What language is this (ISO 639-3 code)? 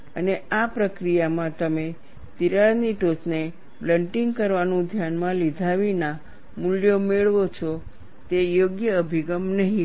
guj